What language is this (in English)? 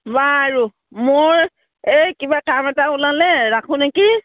Assamese